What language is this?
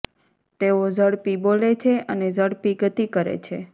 Gujarati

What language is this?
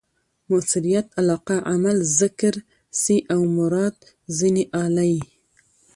Pashto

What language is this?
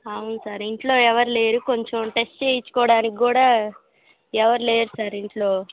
Telugu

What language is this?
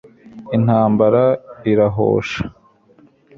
Kinyarwanda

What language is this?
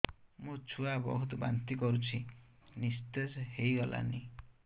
Odia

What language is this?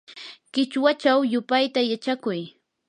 Yanahuanca Pasco Quechua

